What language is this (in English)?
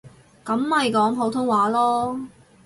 Cantonese